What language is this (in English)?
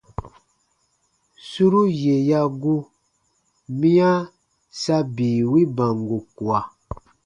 Baatonum